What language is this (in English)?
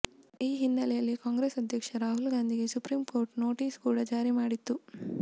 Kannada